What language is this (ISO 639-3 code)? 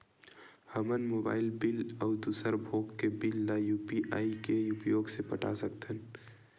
hne